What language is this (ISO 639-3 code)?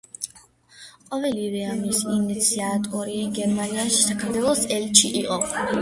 kat